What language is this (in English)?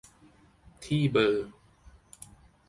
Thai